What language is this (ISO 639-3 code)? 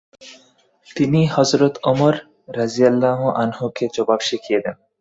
ben